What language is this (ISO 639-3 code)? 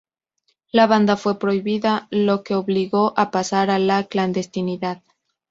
spa